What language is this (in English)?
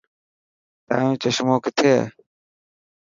Dhatki